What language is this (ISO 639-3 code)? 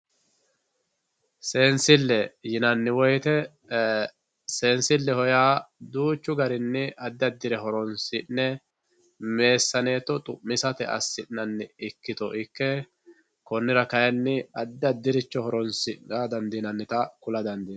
sid